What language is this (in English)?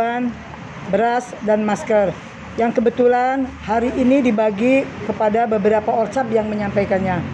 Indonesian